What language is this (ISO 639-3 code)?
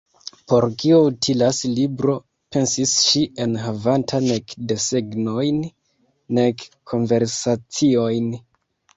epo